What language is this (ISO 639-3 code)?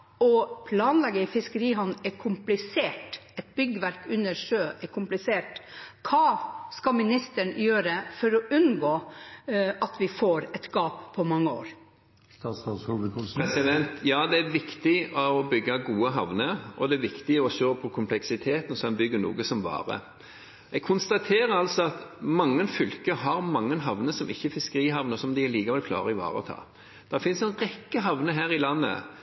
nob